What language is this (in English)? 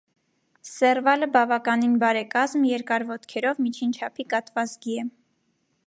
Armenian